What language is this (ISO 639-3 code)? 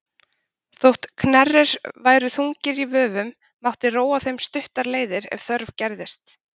isl